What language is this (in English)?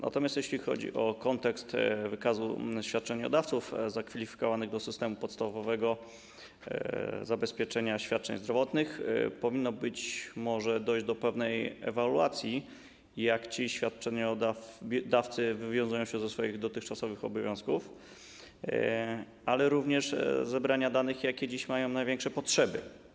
Polish